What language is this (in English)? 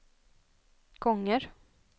Swedish